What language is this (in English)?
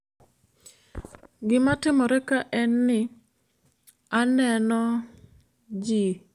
Luo (Kenya and Tanzania)